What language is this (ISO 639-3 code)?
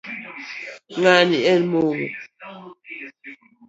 luo